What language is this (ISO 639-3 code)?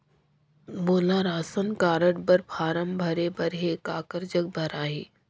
hne